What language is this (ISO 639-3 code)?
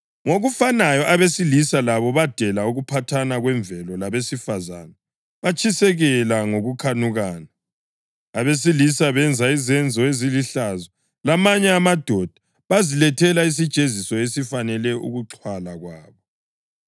nde